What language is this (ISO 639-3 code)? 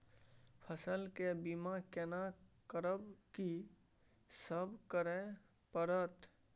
mai